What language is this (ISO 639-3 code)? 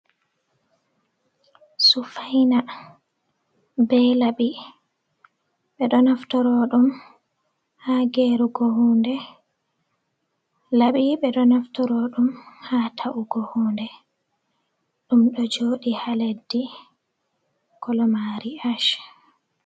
ful